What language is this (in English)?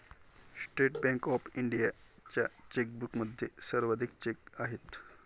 Marathi